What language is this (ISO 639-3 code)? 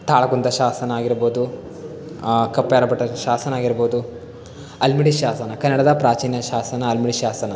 kan